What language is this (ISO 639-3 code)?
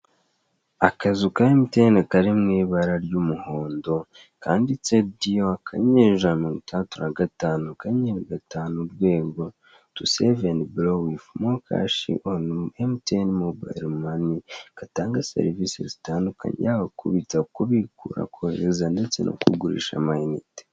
kin